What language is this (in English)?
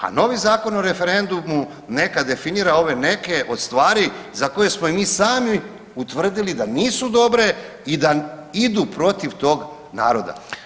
Croatian